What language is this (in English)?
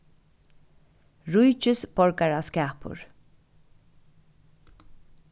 Faroese